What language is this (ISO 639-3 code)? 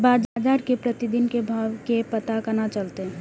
mai